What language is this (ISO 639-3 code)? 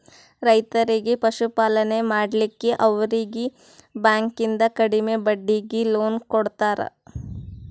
kan